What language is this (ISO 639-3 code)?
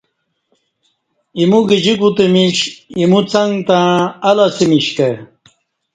bsh